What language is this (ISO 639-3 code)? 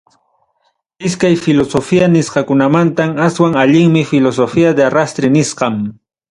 quy